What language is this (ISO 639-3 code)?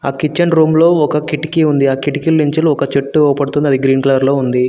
tel